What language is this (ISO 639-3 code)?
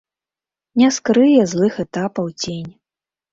bel